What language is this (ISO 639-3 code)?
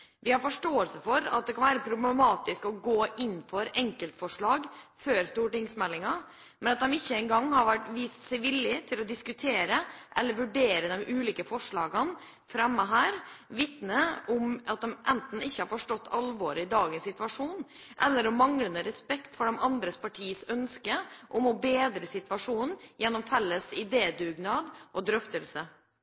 nob